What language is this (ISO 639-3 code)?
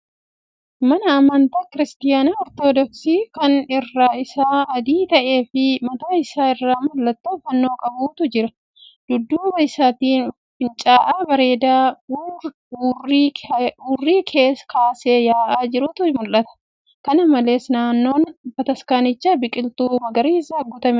orm